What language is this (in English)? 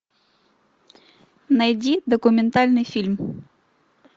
Russian